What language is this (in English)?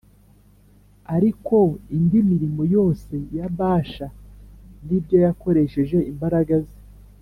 Kinyarwanda